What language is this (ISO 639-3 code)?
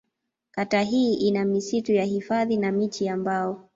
swa